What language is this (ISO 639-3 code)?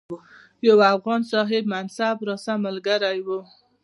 pus